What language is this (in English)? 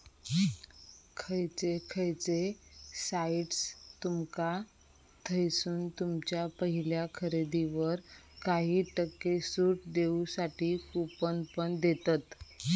Marathi